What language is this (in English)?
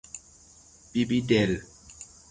Persian